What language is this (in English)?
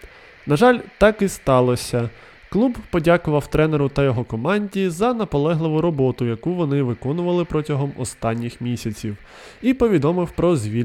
Ukrainian